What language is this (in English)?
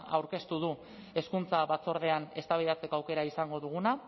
Basque